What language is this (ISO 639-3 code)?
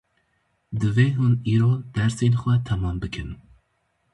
kur